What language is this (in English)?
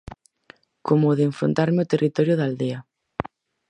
Galician